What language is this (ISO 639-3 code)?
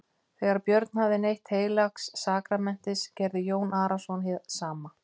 isl